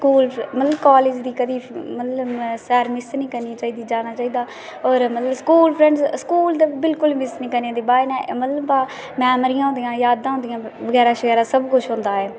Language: Dogri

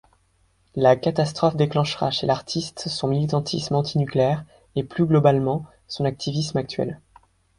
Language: French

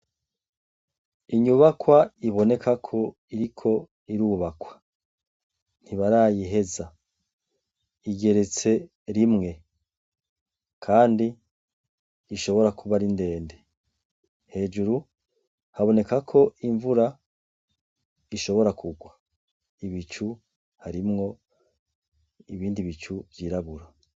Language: Rundi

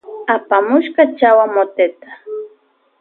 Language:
Loja Highland Quichua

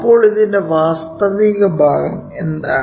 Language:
Malayalam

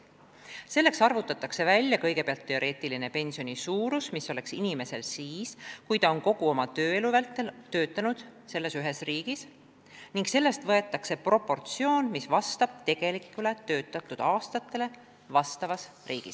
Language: Estonian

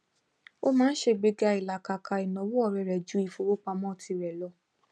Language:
Yoruba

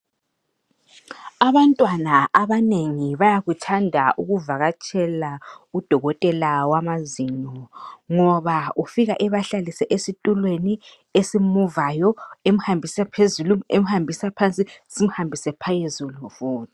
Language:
North Ndebele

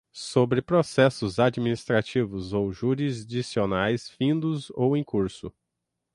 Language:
Portuguese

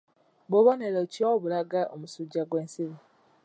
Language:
Ganda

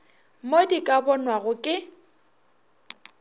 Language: Northern Sotho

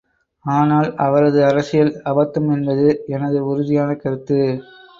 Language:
Tamil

